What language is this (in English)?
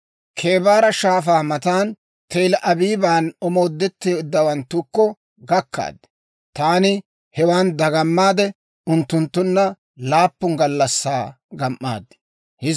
Dawro